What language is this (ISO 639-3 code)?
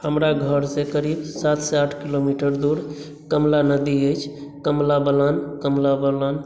mai